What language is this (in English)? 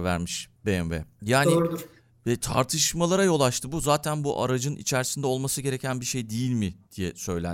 Turkish